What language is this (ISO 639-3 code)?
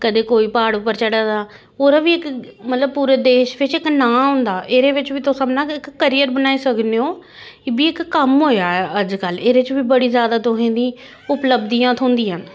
doi